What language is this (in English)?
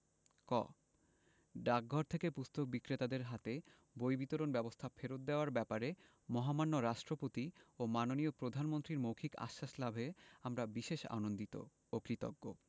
Bangla